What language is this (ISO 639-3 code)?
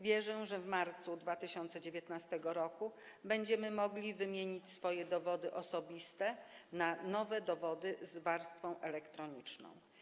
pol